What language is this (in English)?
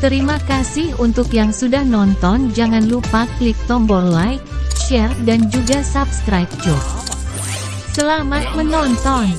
Indonesian